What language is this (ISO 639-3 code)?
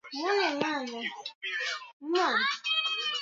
swa